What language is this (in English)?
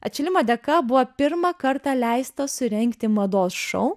Lithuanian